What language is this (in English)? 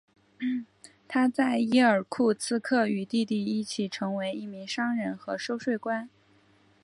Chinese